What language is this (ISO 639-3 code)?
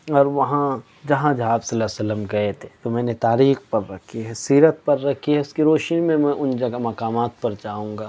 urd